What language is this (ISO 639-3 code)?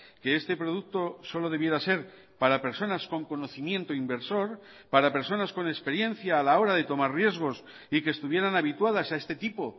spa